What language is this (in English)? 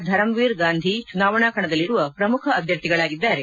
Kannada